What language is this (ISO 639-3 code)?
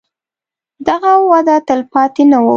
pus